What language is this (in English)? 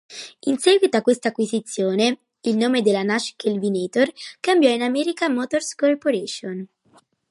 Italian